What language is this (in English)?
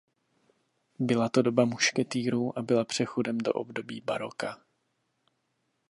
Czech